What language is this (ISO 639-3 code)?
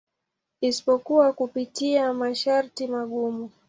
swa